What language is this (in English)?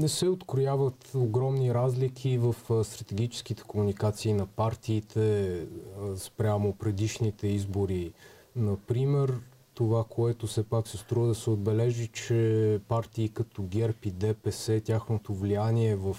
Bulgarian